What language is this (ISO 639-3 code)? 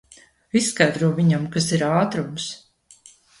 lav